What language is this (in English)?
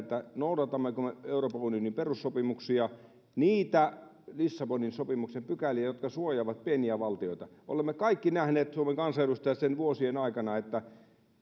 Finnish